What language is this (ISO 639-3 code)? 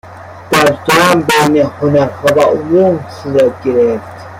fas